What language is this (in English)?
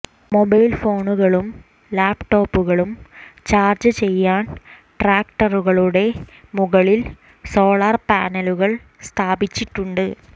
Malayalam